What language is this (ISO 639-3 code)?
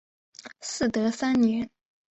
zho